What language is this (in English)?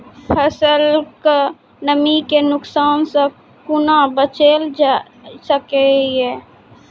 Maithili